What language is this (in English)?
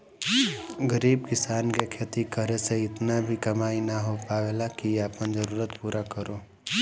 Bhojpuri